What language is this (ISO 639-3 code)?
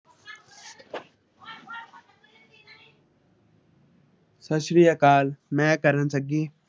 pan